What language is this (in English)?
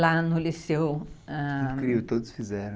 Portuguese